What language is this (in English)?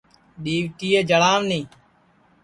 Sansi